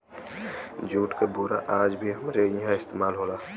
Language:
Bhojpuri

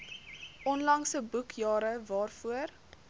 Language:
Afrikaans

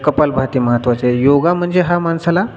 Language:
Marathi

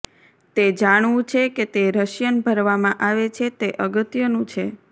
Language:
Gujarati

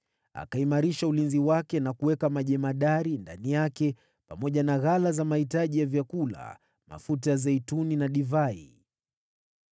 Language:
Swahili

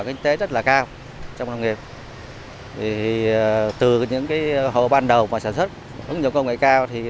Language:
Vietnamese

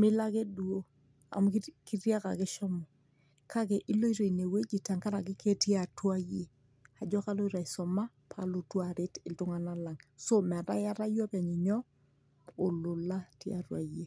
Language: Masai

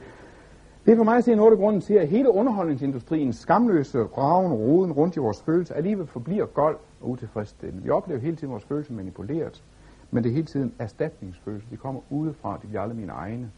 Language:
Danish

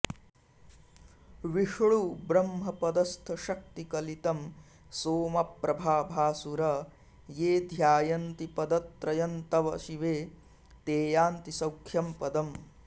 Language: Sanskrit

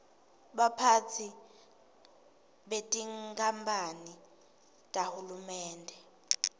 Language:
Swati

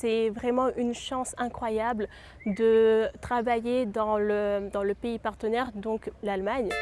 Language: French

